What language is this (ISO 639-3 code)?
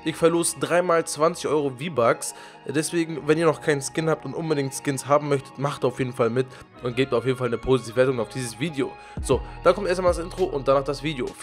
deu